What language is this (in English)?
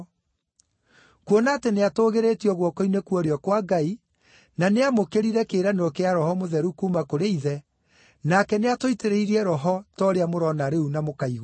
Kikuyu